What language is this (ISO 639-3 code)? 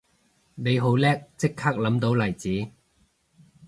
yue